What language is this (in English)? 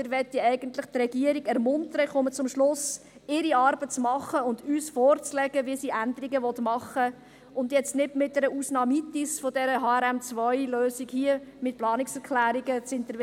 Swiss German